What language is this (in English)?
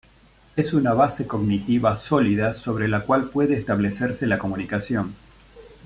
Spanish